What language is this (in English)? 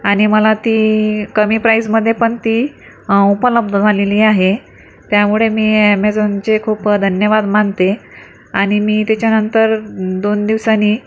Marathi